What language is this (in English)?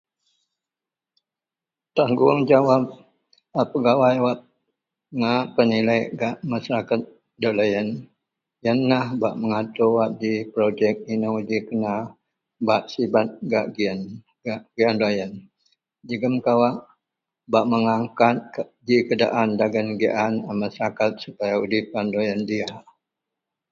Central Melanau